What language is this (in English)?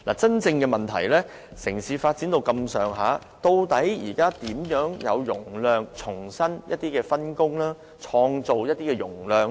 Cantonese